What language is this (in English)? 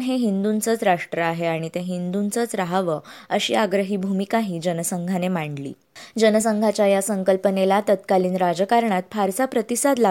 Marathi